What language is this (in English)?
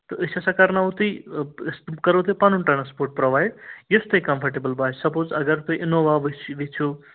Kashmiri